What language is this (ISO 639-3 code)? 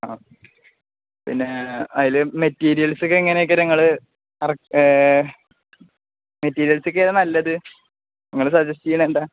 mal